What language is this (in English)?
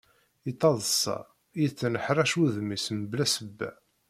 Kabyle